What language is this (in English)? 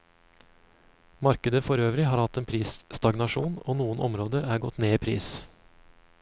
Norwegian